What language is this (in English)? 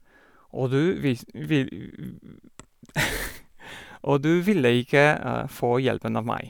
Norwegian